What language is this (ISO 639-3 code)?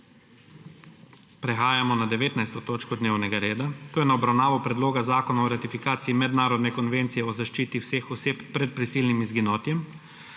slv